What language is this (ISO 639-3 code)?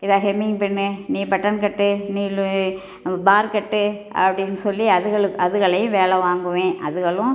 tam